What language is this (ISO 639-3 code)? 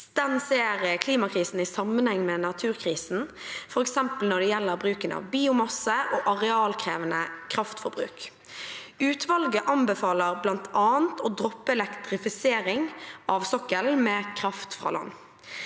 nor